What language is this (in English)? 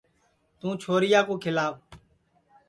Sansi